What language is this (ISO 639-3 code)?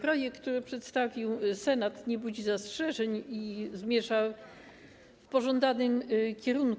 pol